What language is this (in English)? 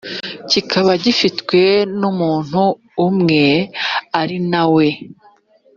Kinyarwanda